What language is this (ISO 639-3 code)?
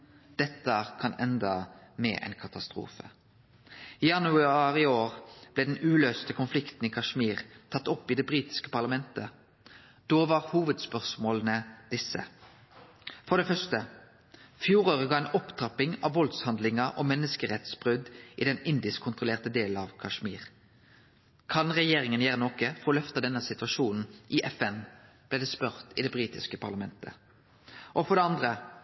nno